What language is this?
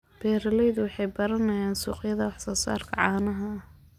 Somali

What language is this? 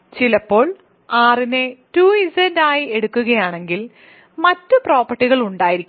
Malayalam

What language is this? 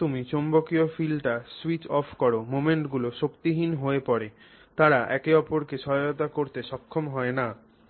Bangla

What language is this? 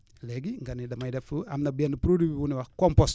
Wolof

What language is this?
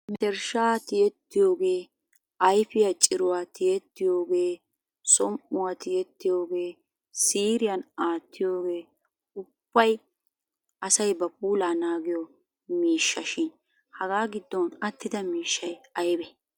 Wolaytta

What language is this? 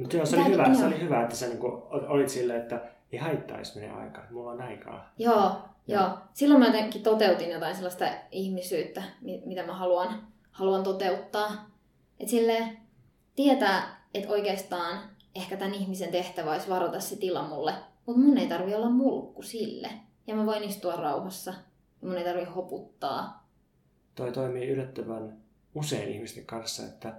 Finnish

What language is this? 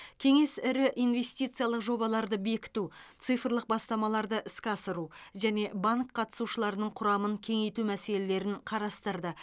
Kazakh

